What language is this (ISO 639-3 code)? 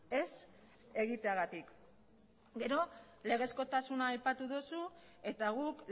eus